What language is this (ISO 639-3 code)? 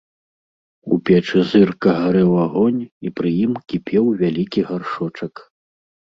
bel